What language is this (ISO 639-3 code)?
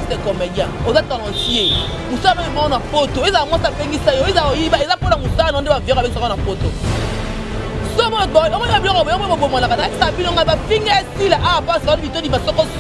fra